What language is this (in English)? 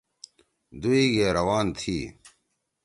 Torwali